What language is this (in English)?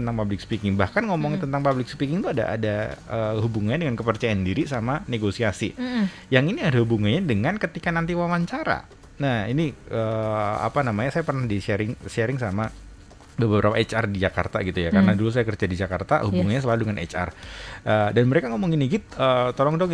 Indonesian